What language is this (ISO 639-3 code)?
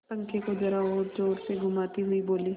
hin